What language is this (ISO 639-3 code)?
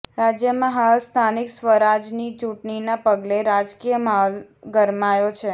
guj